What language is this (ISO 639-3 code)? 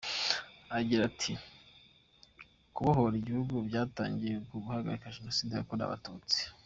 kin